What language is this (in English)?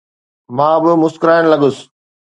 Sindhi